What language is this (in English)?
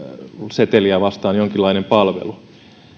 Finnish